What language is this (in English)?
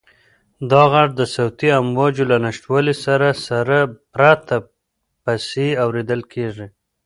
Pashto